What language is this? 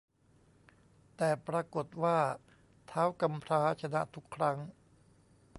Thai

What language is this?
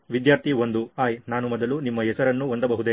Kannada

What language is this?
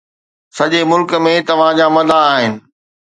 Sindhi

